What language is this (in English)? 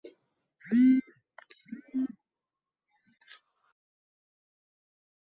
Arabic